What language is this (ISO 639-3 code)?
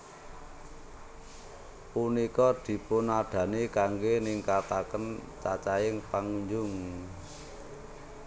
jav